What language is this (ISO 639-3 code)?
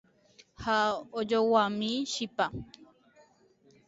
grn